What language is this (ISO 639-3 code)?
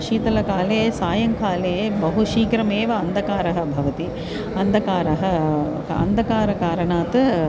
san